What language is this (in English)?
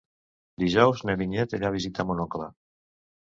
Catalan